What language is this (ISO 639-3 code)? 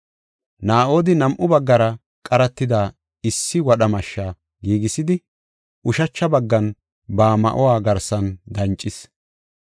gof